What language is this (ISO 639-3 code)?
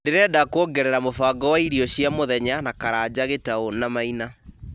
kik